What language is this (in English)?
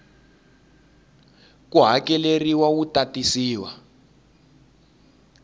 Tsonga